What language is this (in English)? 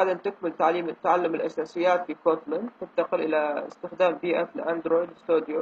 Arabic